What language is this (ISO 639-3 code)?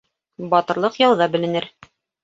bak